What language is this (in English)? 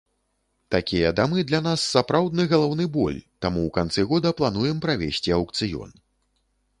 Belarusian